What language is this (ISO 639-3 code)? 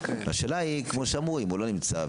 heb